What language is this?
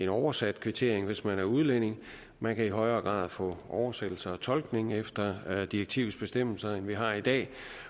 Danish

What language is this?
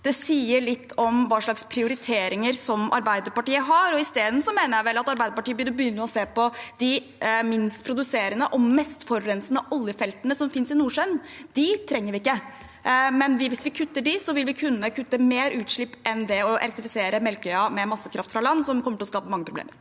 Norwegian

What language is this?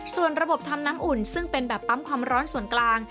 Thai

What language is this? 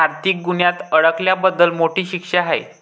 Marathi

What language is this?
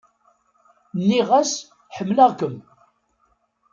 Kabyle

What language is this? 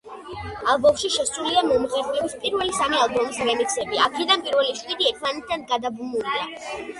Georgian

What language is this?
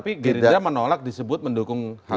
Indonesian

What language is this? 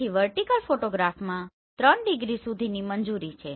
Gujarati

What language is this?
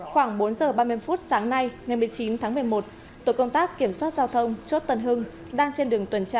Vietnamese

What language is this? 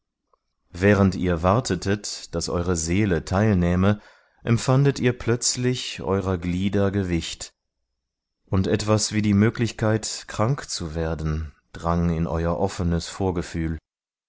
German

